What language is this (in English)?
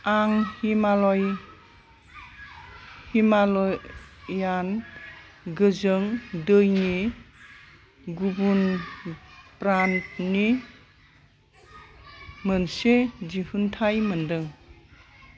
Bodo